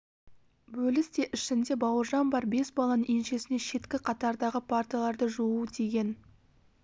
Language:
Kazakh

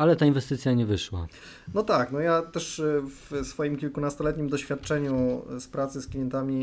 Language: Polish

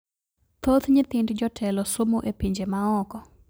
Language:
Luo (Kenya and Tanzania)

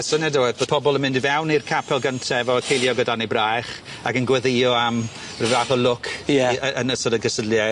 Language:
Welsh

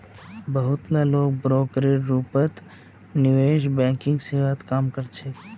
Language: Magahi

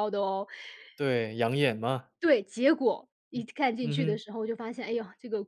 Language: Chinese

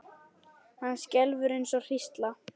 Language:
Icelandic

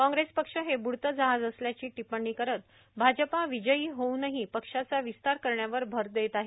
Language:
Marathi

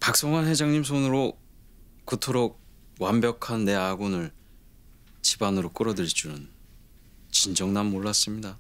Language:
Korean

